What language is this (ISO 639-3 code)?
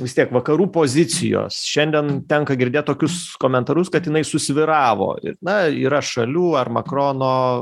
lit